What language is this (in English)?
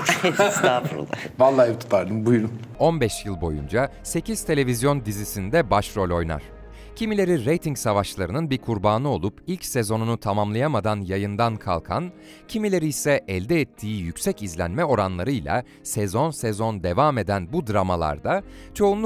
Turkish